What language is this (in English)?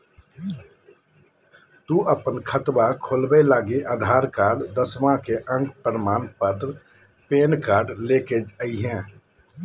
Magahi